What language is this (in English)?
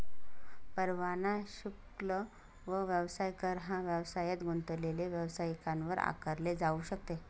Marathi